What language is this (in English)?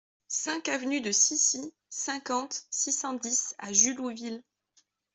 French